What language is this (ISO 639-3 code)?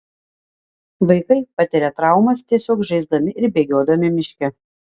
lit